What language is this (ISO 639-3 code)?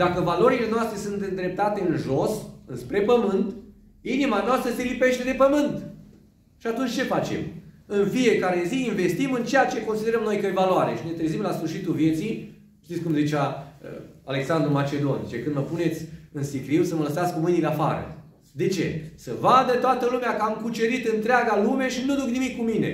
ron